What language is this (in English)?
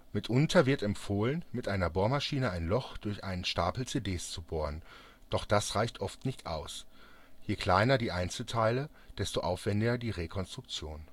German